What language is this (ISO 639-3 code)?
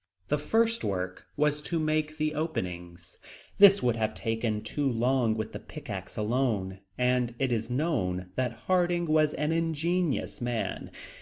eng